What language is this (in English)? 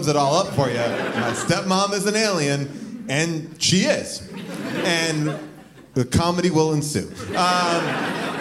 English